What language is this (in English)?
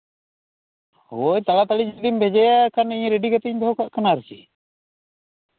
Santali